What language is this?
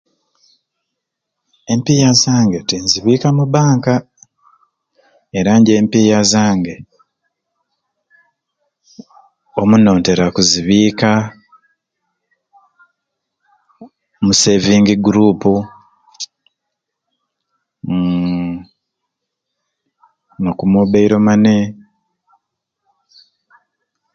Ruuli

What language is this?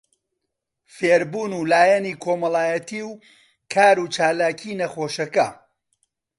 Central Kurdish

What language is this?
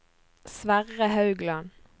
Norwegian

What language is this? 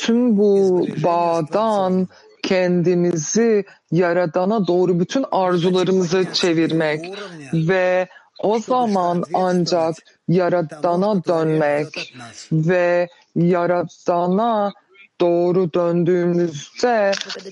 Turkish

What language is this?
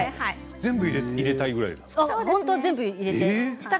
Japanese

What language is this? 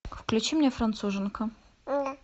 Russian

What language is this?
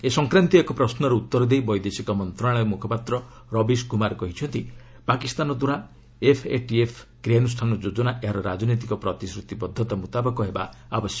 Odia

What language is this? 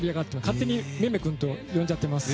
Japanese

